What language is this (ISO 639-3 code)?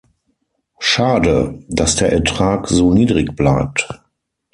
deu